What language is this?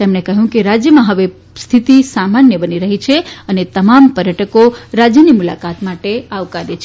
Gujarati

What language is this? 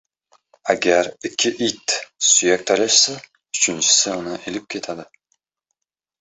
Uzbek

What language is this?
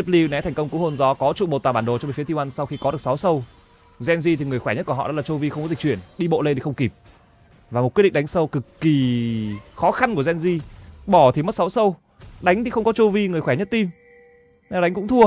Vietnamese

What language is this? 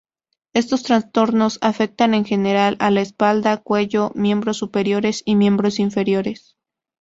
Spanish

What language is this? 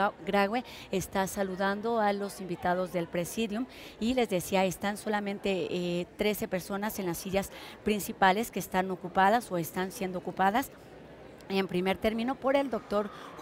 Spanish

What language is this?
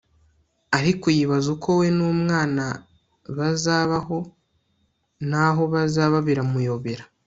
Kinyarwanda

